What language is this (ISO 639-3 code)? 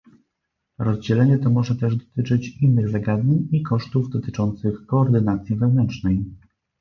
pol